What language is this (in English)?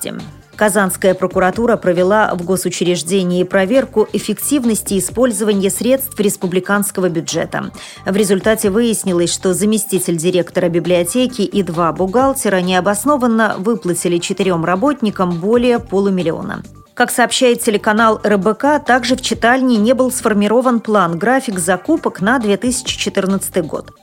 Russian